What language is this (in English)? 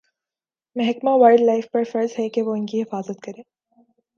Urdu